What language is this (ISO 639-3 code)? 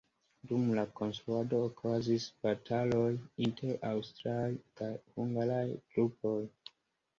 epo